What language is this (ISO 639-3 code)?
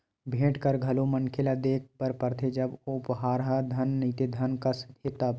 hne